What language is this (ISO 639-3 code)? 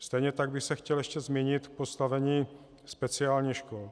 ces